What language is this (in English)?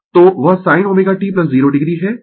Hindi